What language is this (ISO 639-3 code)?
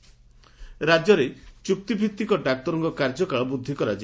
ori